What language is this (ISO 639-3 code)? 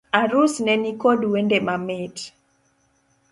luo